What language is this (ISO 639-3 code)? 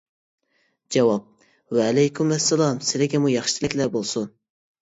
uig